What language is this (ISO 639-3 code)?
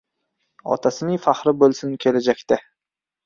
uzb